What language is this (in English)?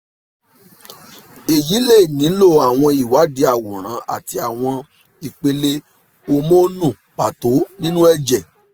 Yoruba